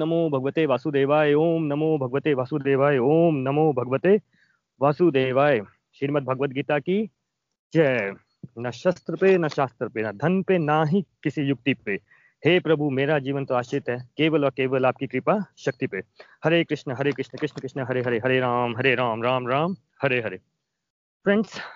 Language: Hindi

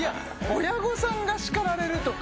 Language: Japanese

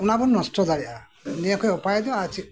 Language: Santali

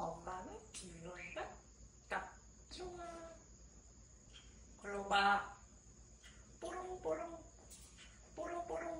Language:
Korean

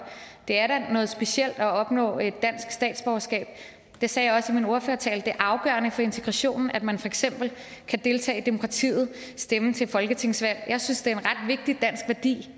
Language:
Danish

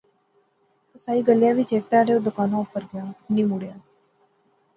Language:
Pahari-Potwari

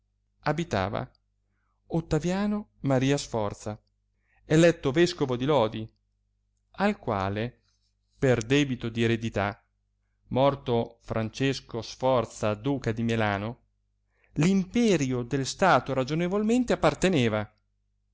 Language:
Italian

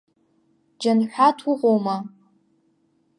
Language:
Abkhazian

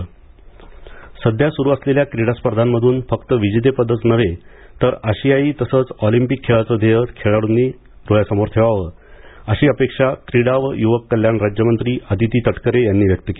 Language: Marathi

